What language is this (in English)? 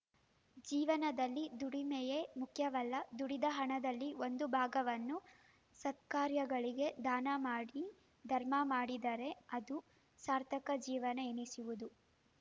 Kannada